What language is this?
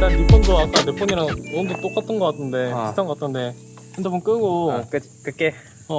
Korean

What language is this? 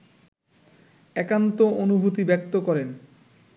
Bangla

